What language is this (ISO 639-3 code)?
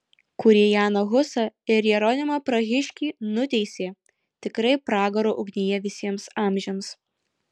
lit